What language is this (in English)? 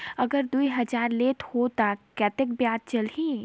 Chhattisgarhi